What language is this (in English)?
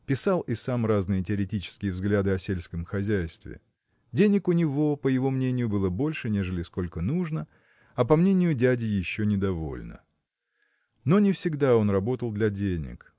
Russian